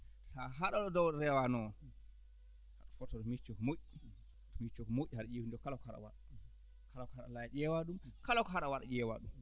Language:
Fula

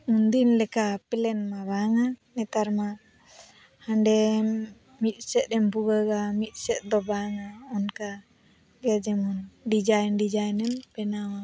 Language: Santali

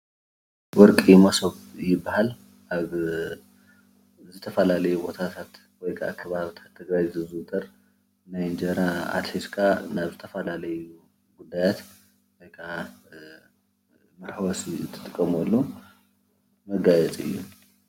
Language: Tigrinya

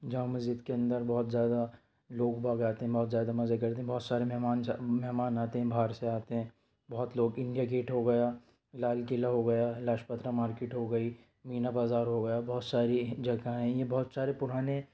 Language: Urdu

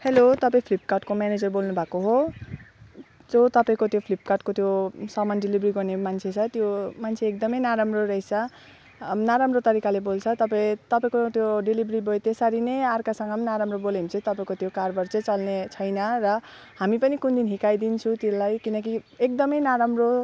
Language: Nepali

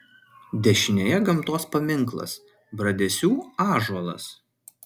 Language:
Lithuanian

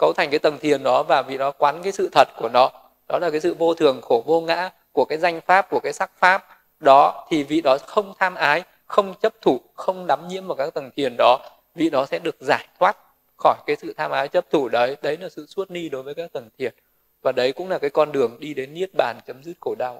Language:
Vietnamese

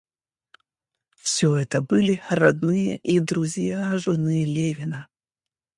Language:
Russian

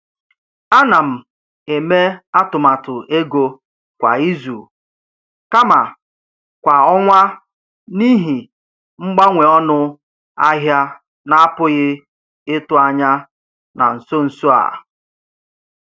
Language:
Igbo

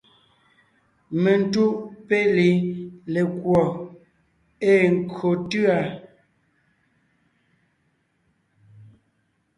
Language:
Ngiemboon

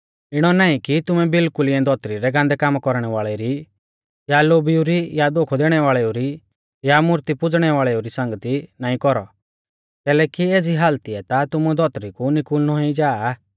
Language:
Mahasu Pahari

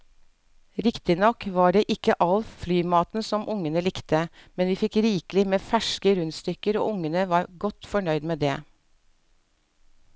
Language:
Norwegian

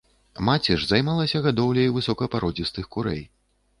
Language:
Belarusian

